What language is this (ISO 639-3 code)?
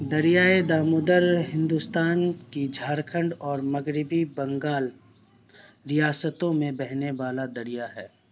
urd